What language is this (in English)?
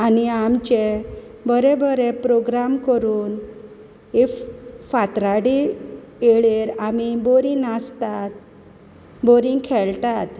Konkani